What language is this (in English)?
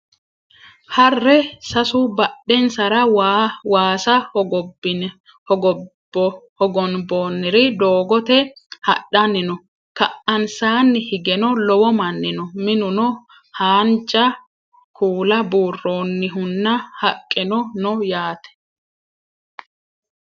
Sidamo